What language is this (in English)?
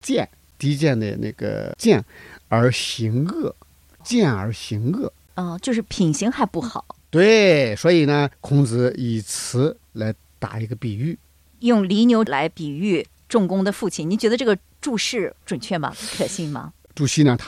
Chinese